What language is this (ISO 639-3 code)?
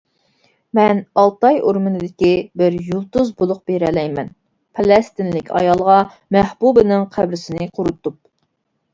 uig